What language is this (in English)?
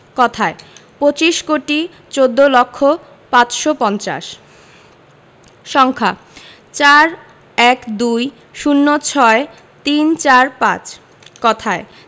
Bangla